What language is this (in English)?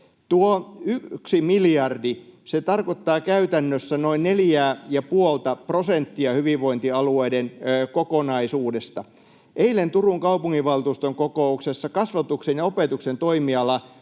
Finnish